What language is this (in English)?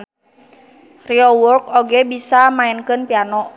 Sundanese